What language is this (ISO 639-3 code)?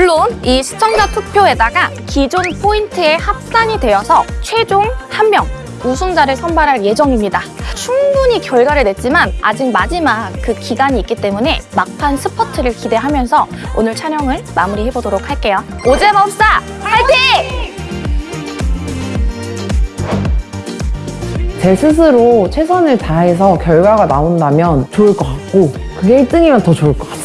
kor